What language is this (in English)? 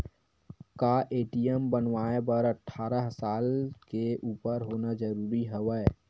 Chhattisgarhi